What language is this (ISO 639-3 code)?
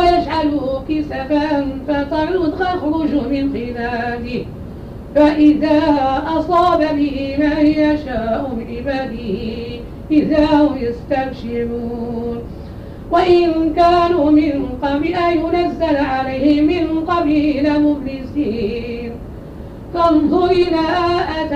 ara